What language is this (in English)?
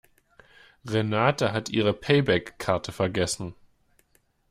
German